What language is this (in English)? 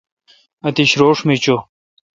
Kalkoti